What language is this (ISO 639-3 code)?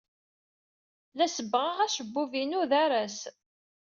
kab